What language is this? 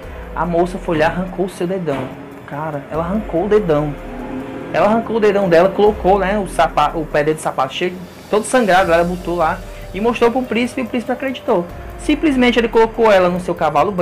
Portuguese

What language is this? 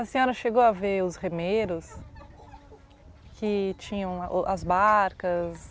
Portuguese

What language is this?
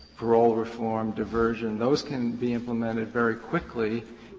English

